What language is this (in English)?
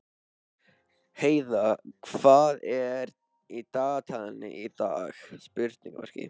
Icelandic